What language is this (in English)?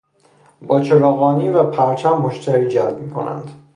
Persian